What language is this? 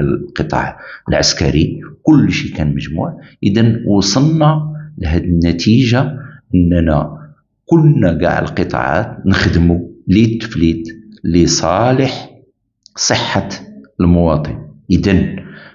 Arabic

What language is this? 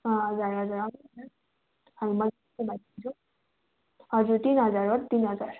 Nepali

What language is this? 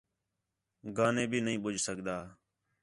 Khetrani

